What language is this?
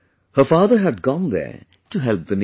English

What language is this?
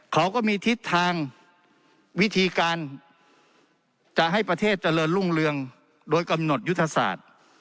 Thai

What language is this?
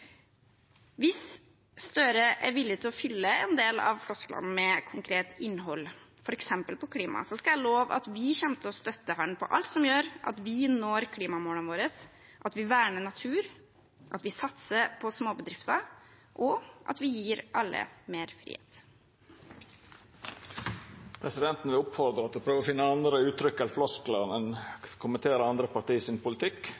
Norwegian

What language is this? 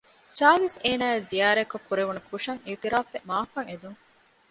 Divehi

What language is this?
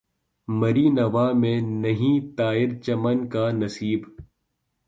Urdu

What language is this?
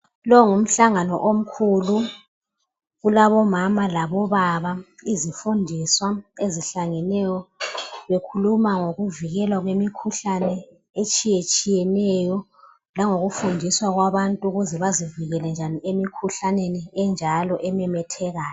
North Ndebele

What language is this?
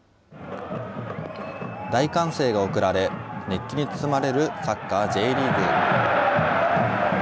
Japanese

